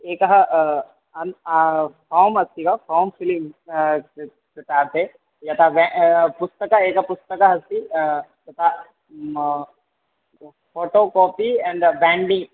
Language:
Sanskrit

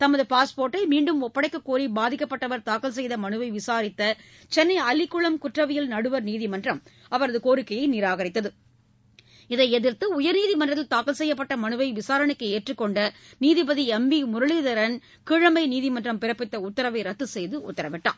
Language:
Tamil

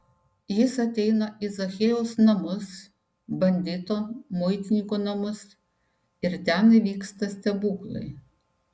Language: Lithuanian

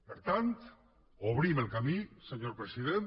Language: Catalan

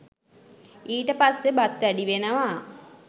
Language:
Sinhala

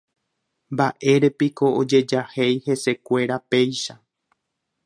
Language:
Guarani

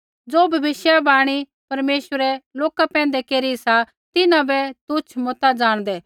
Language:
Kullu Pahari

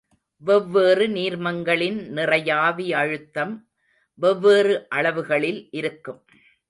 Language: Tamil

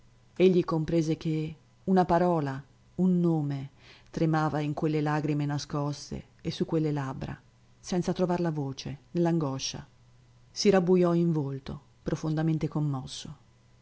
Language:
Italian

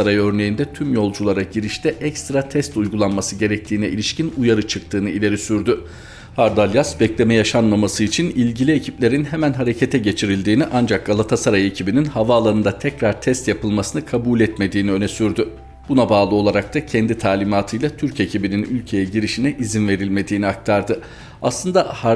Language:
Turkish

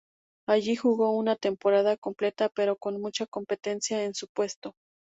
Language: Spanish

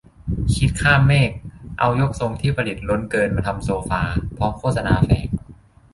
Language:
Thai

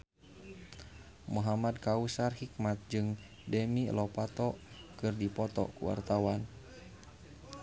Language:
Sundanese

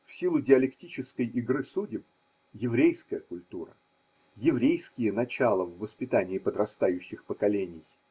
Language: Russian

